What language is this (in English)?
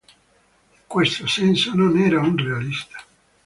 Italian